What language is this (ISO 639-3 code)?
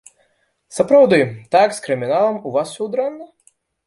bel